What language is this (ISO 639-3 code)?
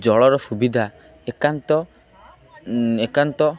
ori